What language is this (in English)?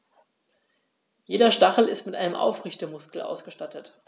German